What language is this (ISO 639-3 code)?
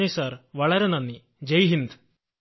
mal